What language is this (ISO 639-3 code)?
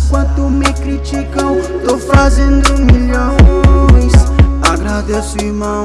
por